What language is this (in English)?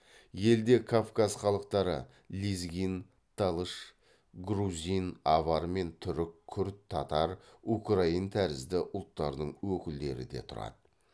Kazakh